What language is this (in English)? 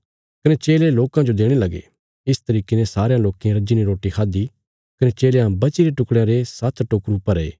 Bilaspuri